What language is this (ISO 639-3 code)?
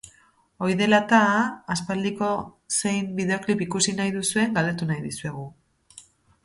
eus